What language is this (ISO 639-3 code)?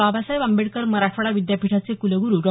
mar